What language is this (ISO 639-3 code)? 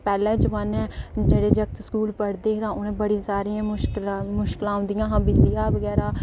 doi